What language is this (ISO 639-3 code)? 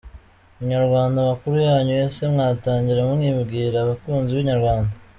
kin